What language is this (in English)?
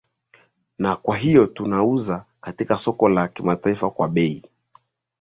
Swahili